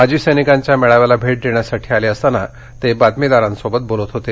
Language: Marathi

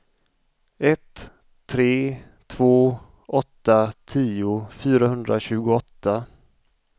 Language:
Swedish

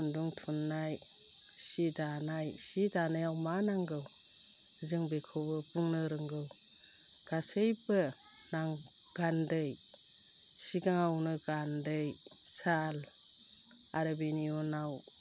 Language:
Bodo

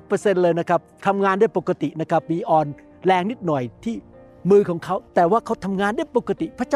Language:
Thai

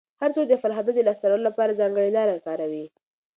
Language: Pashto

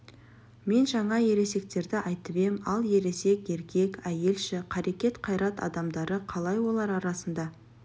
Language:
Kazakh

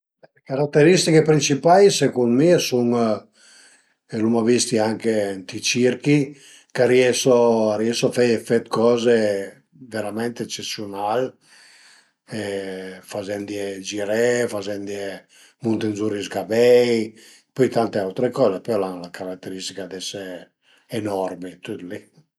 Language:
Piedmontese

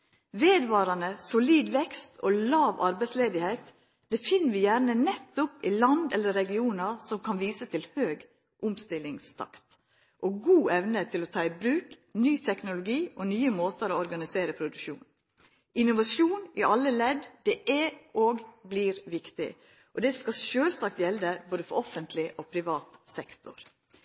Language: Norwegian Nynorsk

